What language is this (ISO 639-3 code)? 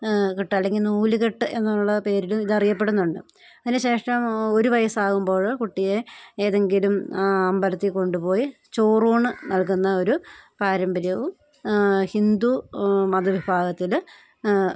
mal